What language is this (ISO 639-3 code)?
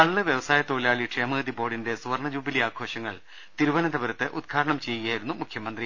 mal